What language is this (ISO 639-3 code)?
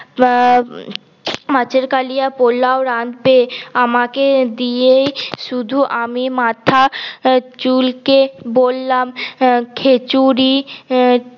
ben